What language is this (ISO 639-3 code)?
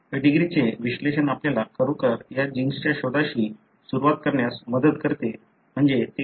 mar